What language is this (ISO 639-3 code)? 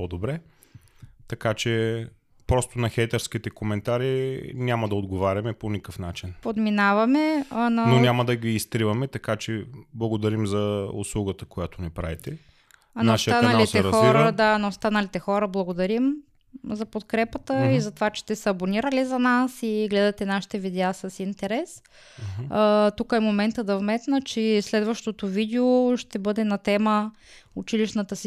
bul